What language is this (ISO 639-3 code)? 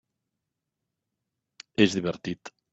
cat